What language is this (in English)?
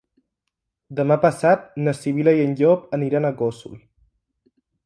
Catalan